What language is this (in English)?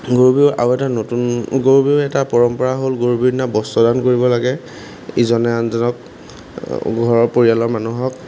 Assamese